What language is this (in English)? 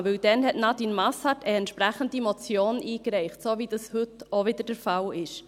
Swiss German